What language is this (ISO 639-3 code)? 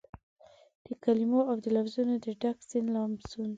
pus